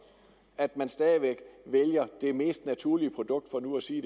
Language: Danish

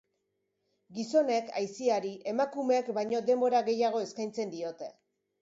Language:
Basque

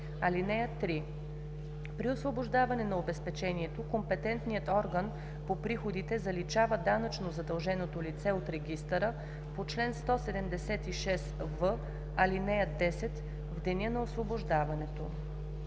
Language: Bulgarian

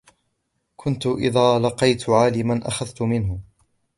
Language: Arabic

